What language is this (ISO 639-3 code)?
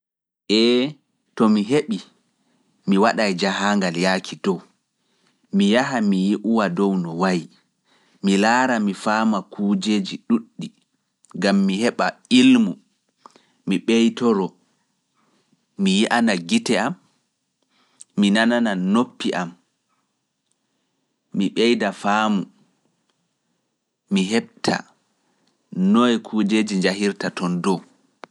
ful